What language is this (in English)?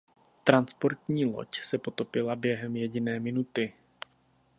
Czech